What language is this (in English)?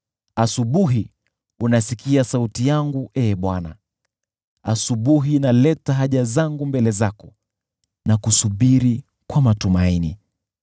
Swahili